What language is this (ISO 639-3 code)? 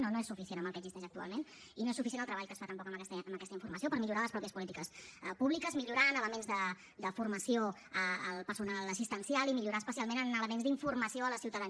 cat